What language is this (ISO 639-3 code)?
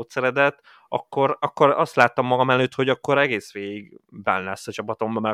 hun